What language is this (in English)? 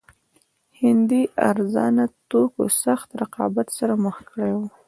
Pashto